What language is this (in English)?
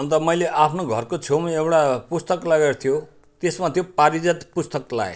Nepali